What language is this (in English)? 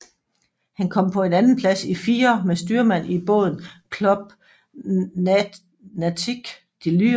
Danish